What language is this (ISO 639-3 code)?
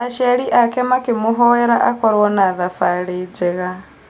kik